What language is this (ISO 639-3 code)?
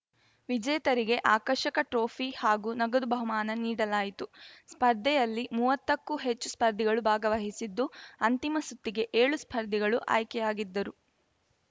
kan